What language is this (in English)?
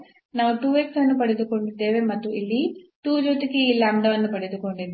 Kannada